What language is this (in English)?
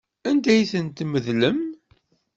Kabyle